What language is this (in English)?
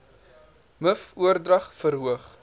Afrikaans